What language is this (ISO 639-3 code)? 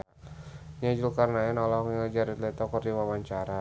sun